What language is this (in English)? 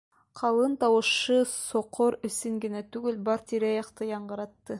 Bashkir